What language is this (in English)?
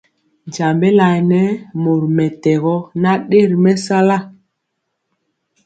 Mpiemo